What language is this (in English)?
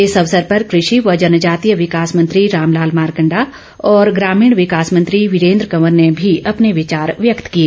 Hindi